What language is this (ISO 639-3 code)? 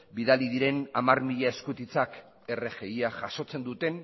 eus